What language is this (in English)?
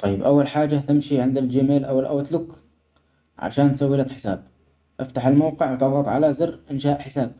Omani Arabic